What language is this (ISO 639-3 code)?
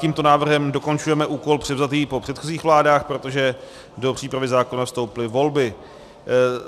ces